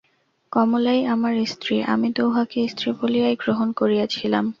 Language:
Bangla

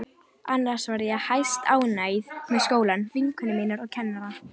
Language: Icelandic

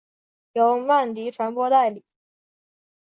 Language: Chinese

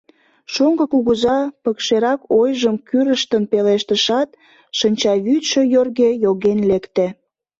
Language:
Mari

